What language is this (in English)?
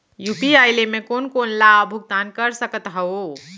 Chhattisgarhi